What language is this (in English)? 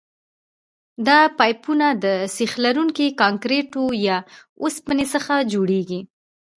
Pashto